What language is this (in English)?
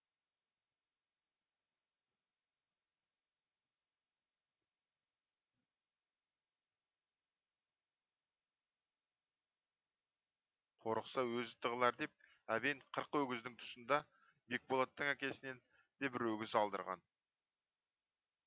Kazakh